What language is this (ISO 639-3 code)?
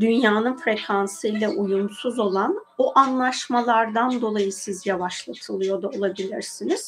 tur